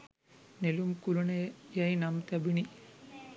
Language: Sinhala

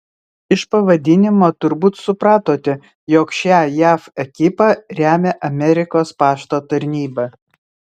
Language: Lithuanian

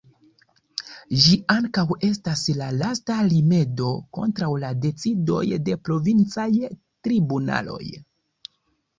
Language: Esperanto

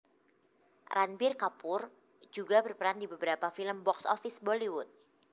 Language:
Javanese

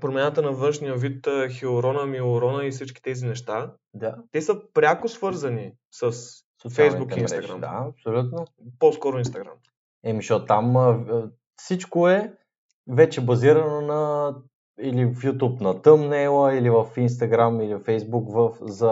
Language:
Bulgarian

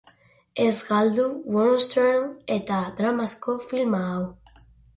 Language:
Basque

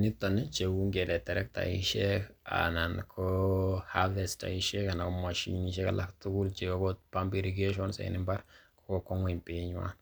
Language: Kalenjin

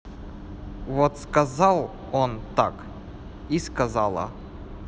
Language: Russian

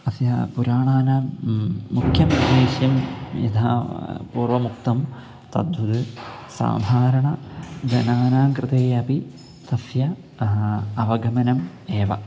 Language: Sanskrit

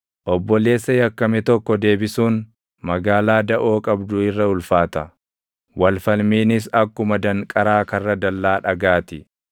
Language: Oromo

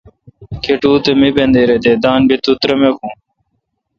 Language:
Kalkoti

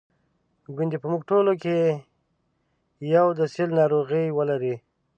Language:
Pashto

